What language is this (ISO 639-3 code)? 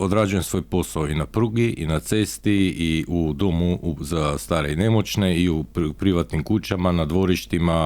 hrv